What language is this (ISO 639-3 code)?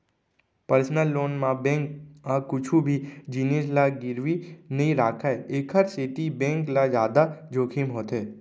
hne